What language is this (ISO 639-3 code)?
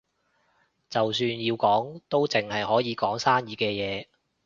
yue